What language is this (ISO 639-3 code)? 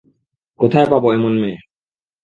ben